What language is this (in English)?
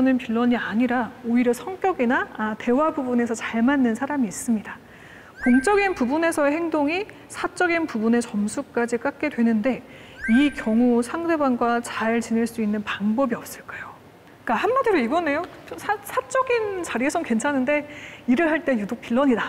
Korean